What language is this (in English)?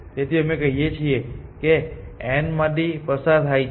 Gujarati